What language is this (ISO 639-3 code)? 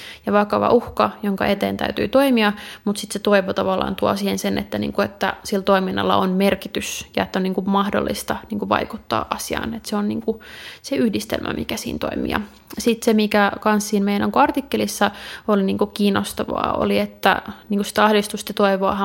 fin